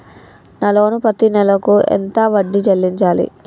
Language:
Telugu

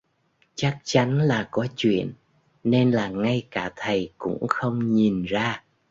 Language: Vietnamese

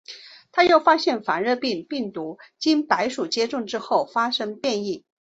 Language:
Chinese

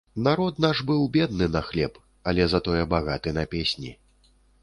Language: Belarusian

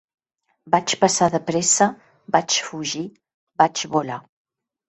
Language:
Catalan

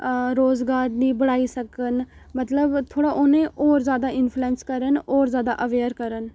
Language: Dogri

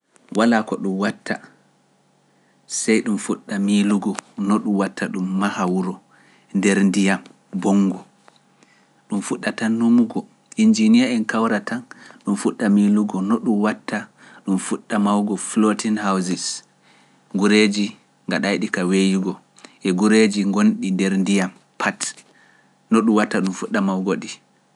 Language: Pular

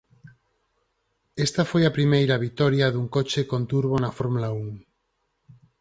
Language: Galician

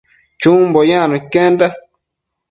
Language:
Matsés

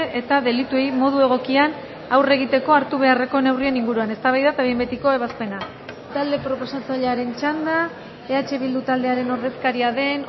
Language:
Basque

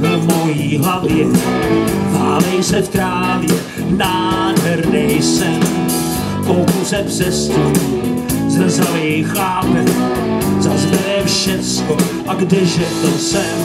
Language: Czech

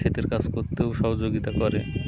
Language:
Bangla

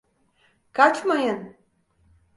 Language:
Turkish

